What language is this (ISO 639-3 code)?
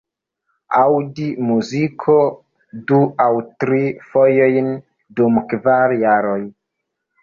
epo